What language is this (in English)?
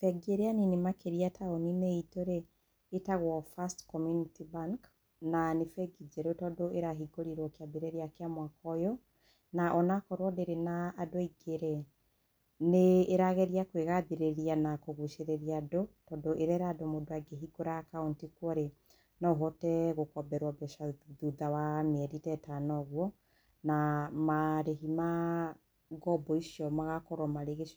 Kikuyu